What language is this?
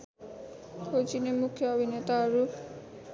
Nepali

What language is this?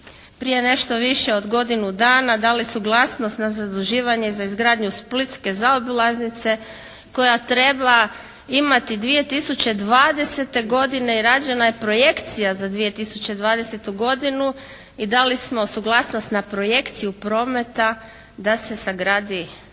Croatian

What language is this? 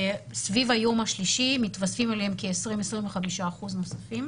Hebrew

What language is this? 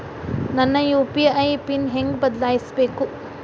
Kannada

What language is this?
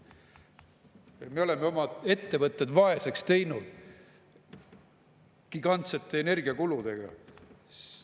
Estonian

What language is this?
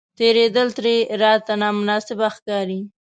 Pashto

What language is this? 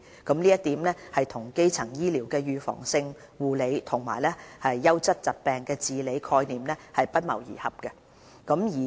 Cantonese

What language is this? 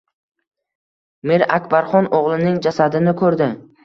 Uzbek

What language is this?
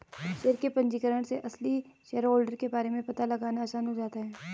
Hindi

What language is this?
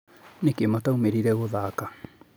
Kikuyu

